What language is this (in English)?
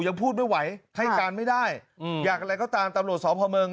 Thai